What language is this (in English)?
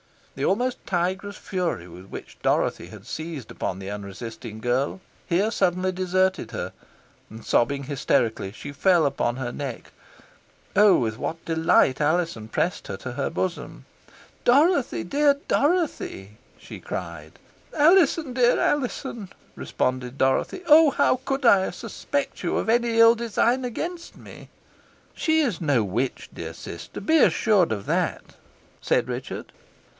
English